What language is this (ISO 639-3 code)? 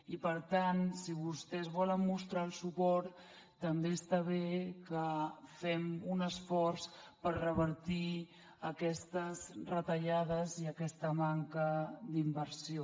cat